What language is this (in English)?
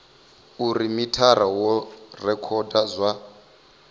Venda